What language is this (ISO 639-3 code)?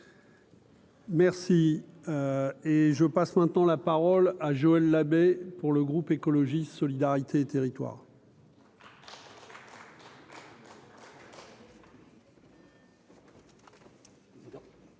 fra